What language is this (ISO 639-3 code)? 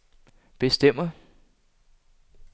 dan